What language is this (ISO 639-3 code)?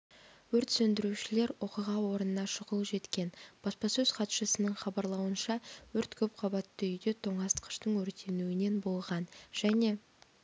kaz